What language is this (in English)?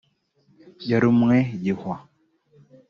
Kinyarwanda